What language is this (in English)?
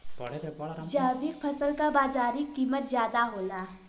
Bhojpuri